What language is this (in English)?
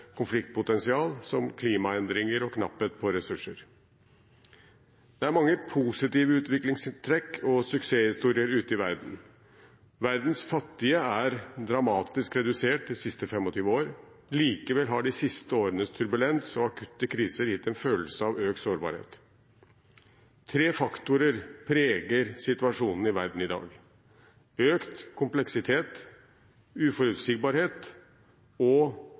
Norwegian Bokmål